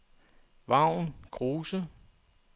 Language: Danish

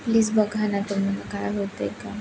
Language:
Marathi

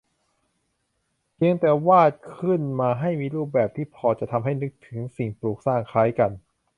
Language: Thai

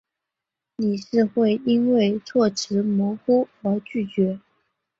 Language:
Chinese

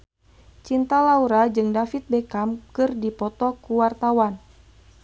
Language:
Sundanese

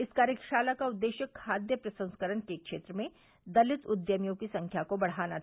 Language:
Hindi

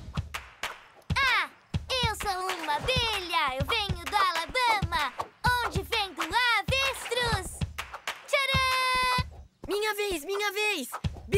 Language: Portuguese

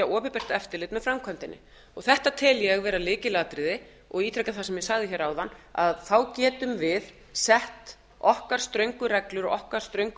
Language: Icelandic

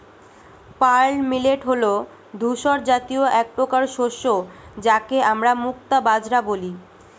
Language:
Bangla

